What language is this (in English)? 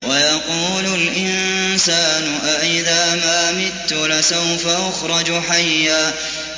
Arabic